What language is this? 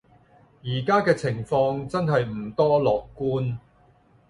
Cantonese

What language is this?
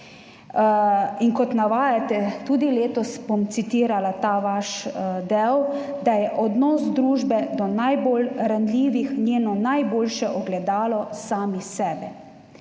Slovenian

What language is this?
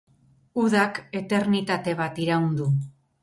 Basque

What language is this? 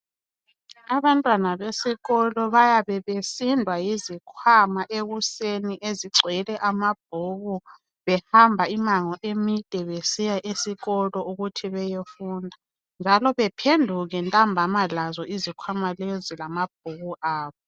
North Ndebele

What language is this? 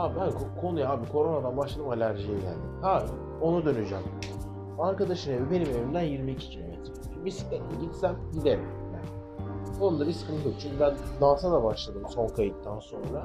Turkish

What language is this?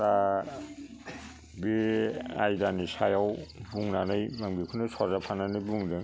Bodo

